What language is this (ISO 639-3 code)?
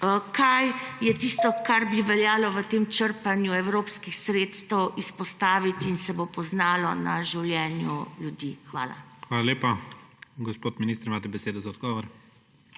slv